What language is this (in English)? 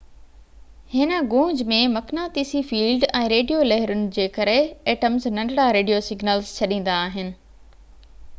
Sindhi